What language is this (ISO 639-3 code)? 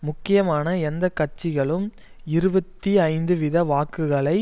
tam